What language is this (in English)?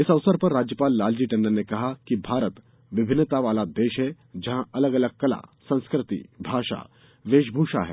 Hindi